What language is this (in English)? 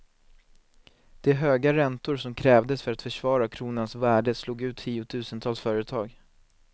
Swedish